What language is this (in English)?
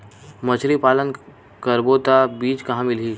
Chhattisgarhi